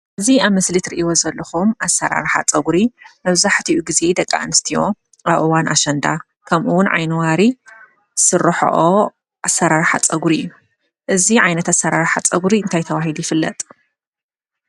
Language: Tigrinya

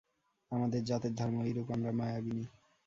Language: Bangla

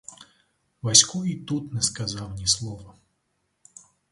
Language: Ukrainian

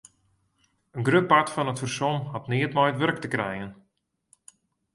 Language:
Western Frisian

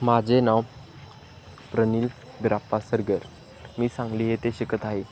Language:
Marathi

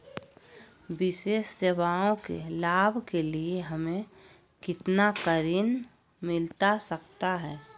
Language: Magahi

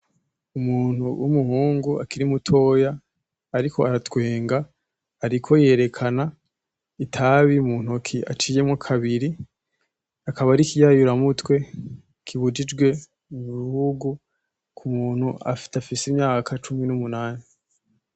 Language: Rundi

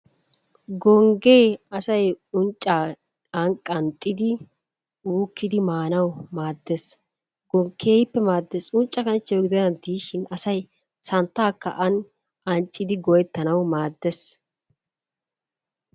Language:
Wolaytta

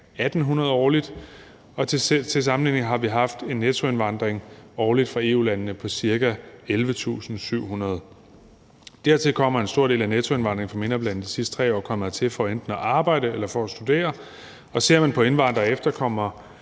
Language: Danish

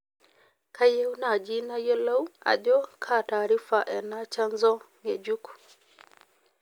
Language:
Masai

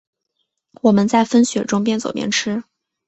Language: Chinese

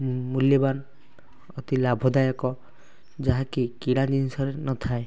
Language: Odia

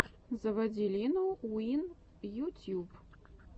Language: Russian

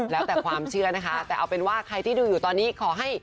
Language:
Thai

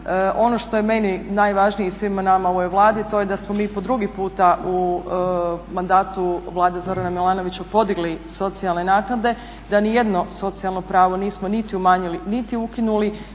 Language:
Croatian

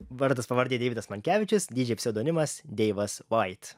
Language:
Lithuanian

